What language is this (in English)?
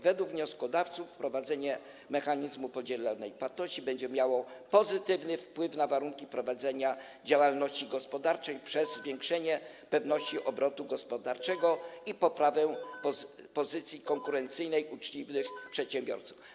Polish